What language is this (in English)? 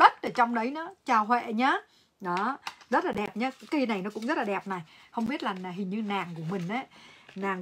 Vietnamese